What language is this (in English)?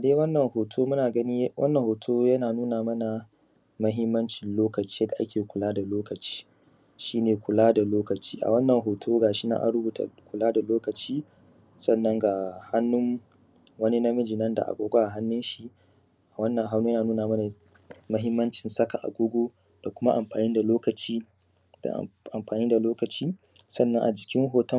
Hausa